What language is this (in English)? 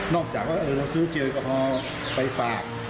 Thai